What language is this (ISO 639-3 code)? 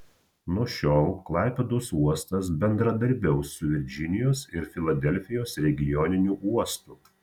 lit